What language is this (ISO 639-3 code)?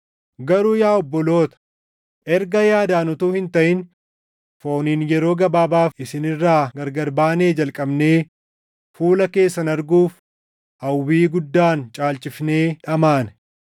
orm